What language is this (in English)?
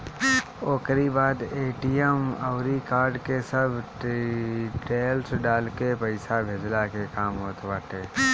Bhojpuri